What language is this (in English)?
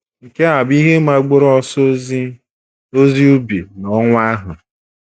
Igbo